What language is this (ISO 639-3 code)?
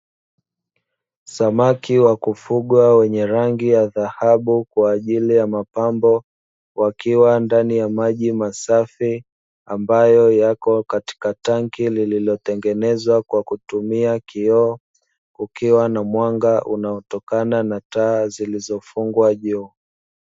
swa